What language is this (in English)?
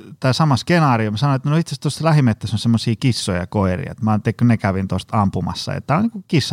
Finnish